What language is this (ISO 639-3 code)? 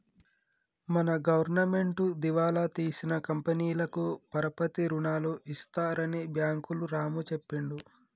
tel